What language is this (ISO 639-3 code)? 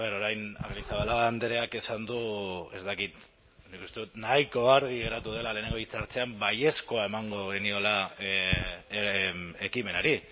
eus